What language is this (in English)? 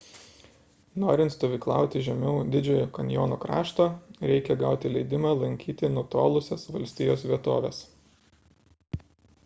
Lithuanian